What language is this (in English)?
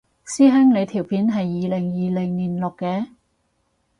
Cantonese